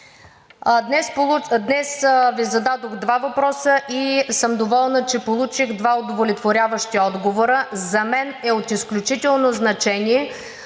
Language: Bulgarian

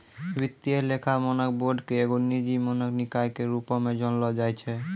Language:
Maithili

